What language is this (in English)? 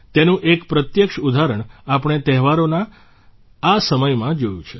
Gujarati